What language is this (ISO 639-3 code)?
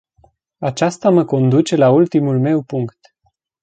ron